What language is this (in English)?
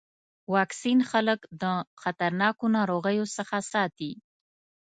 Pashto